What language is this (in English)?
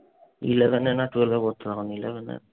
Bangla